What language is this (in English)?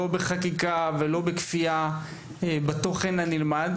Hebrew